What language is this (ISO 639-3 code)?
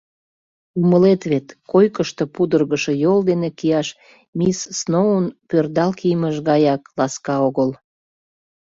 chm